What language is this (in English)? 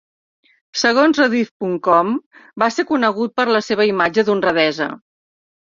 Catalan